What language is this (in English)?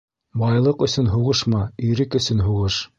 Bashkir